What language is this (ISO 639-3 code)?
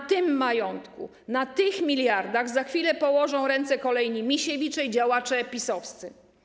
pol